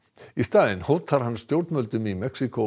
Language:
Icelandic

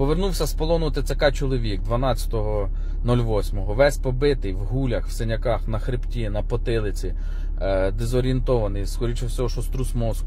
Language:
Ukrainian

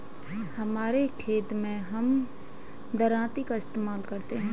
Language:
Hindi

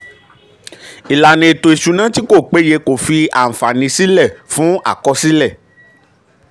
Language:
Yoruba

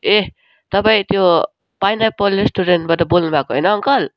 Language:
Nepali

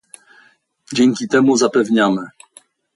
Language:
Polish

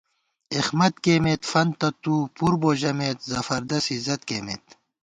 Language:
Gawar-Bati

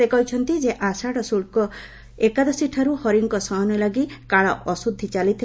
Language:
Odia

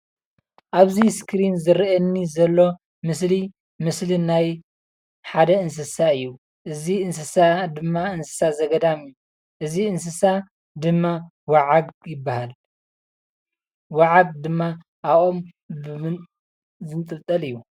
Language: Tigrinya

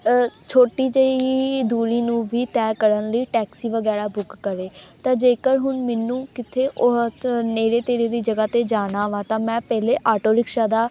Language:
Punjabi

